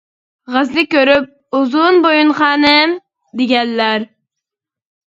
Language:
Uyghur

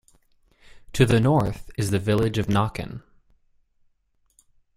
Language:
English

